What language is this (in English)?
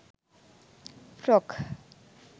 Sinhala